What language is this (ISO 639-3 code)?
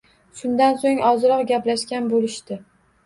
uzb